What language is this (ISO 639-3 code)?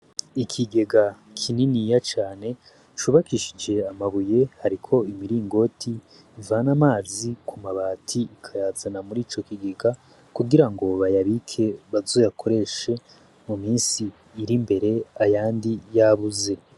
run